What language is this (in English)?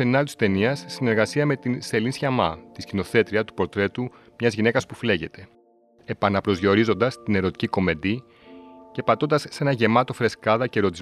Greek